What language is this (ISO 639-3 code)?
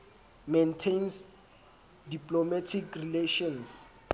sot